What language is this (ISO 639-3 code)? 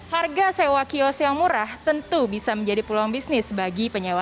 ind